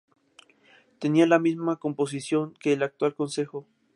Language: Spanish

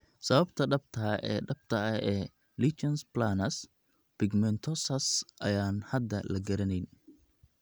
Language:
Somali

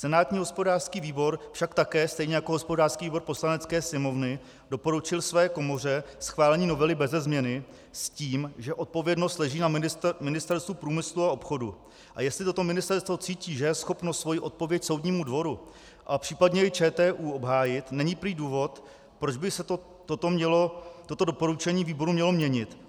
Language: Czech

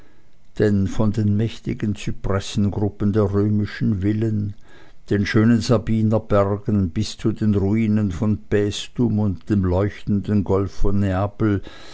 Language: German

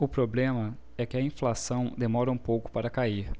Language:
Portuguese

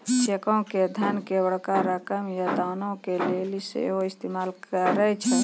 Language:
Maithili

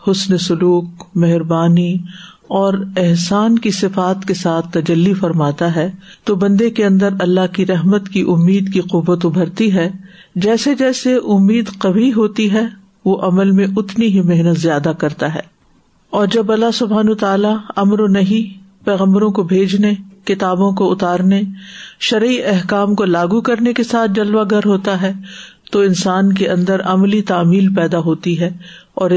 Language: Urdu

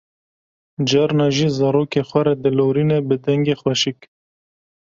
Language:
Kurdish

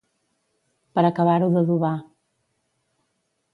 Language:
Catalan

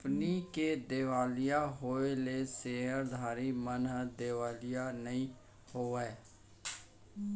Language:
Chhattisgarhi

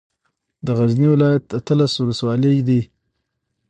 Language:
Pashto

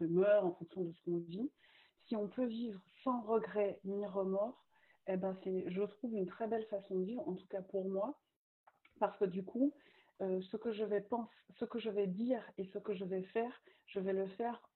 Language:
French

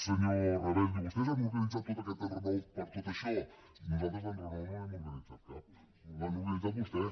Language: Catalan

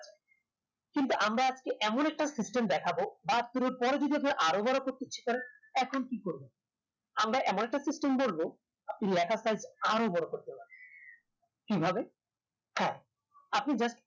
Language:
Bangla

